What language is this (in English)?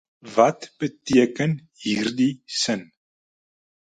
Afrikaans